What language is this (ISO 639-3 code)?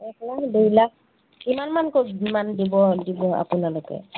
asm